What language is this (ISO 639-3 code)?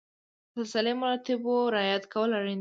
pus